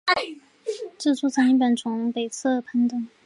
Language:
Chinese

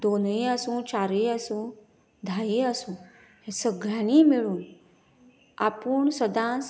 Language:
Konkani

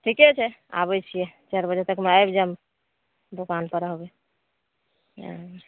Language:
Maithili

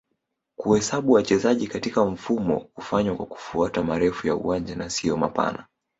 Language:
Swahili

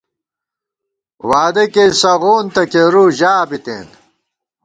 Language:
Gawar-Bati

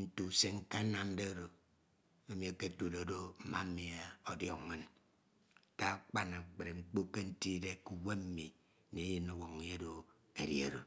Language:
Ito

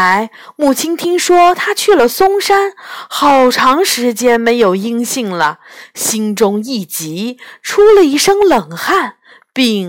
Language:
Chinese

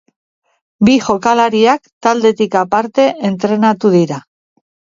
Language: Basque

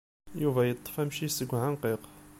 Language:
Kabyle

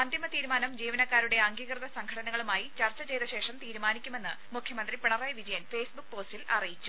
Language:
Malayalam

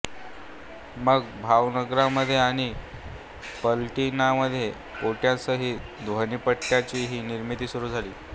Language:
Marathi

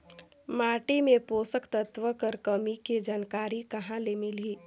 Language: Chhattisgarhi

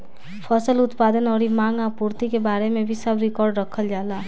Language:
Bhojpuri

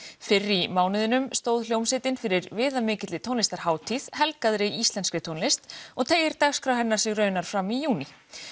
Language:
Icelandic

